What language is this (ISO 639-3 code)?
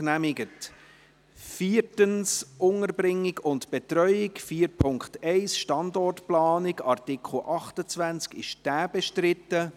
gsw